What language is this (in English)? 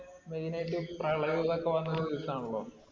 Malayalam